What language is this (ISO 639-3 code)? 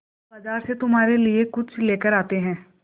hin